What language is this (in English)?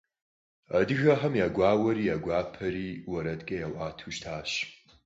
Kabardian